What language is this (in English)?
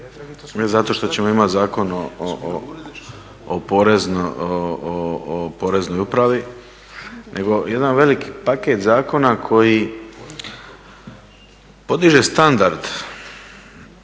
Croatian